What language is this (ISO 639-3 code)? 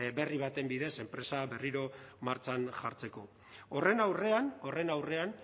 eus